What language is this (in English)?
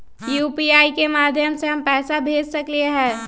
Magahi